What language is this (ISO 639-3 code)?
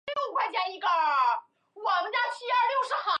zho